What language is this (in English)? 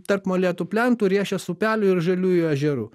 Lithuanian